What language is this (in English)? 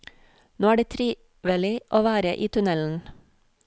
Norwegian